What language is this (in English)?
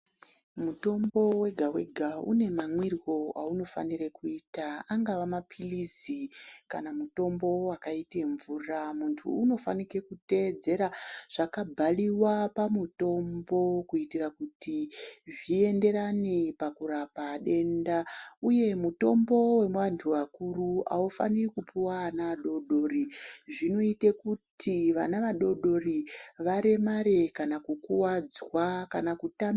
Ndau